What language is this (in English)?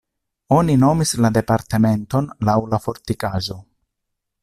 Esperanto